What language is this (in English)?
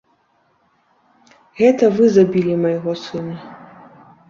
Belarusian